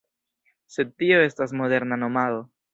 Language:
Esperanto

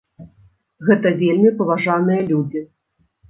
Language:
Belarusian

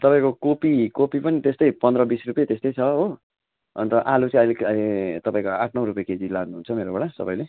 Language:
Nepali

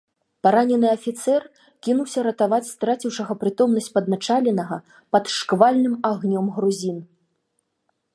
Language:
Belarusian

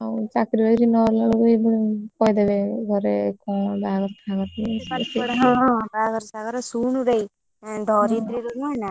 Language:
Odia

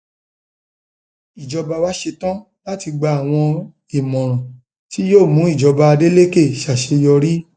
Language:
Yoruba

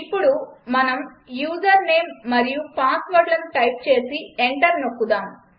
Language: Telugu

